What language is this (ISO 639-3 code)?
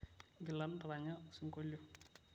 mas